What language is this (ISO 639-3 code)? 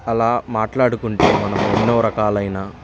tel